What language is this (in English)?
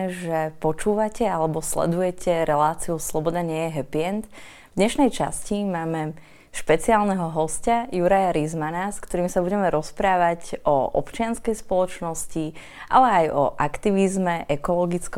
Slovak